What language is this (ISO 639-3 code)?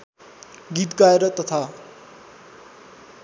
nep